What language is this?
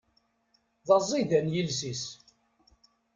Kabyle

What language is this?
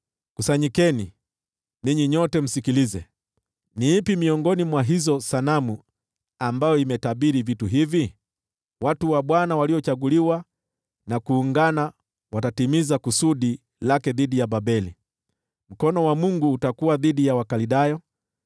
Swahili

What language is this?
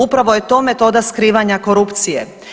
Croatian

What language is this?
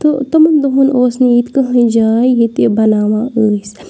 Kashmiri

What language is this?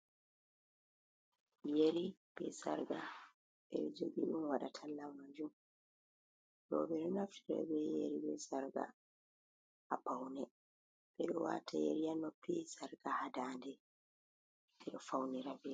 Fula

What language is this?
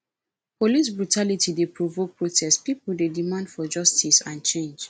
Nigerian Pidgin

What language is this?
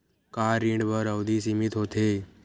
Chhattisgarhi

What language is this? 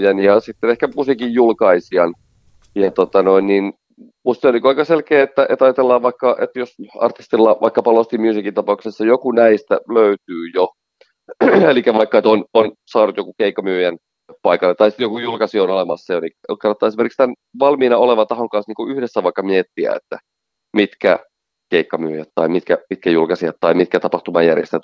Finnish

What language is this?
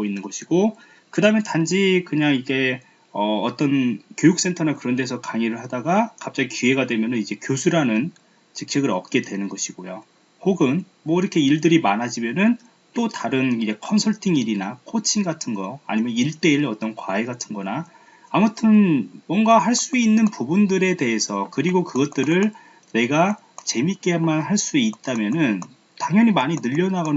Korean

